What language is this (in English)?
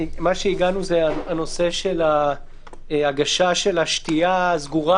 Hebrew